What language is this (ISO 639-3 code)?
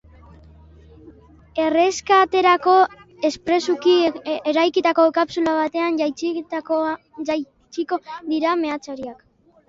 eus